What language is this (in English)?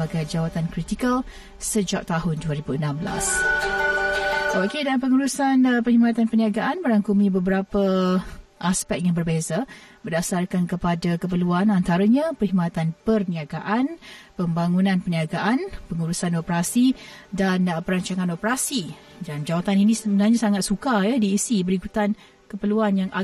Malay